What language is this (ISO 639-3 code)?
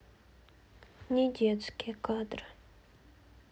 rus